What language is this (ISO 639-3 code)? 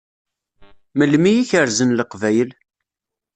kab